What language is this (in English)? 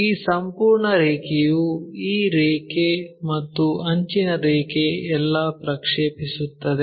Kannada